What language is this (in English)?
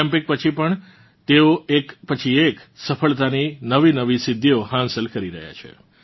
Gujarati